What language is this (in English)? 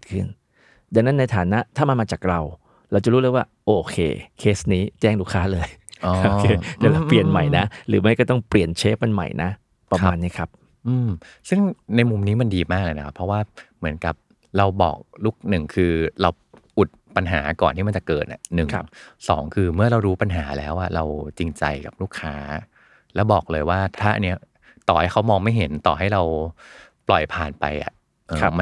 Thai